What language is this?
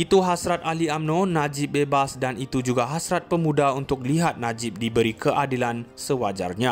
Malay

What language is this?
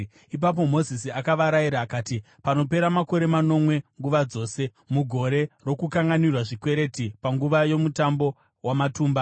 Shona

